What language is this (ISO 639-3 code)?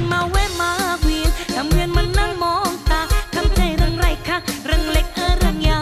tha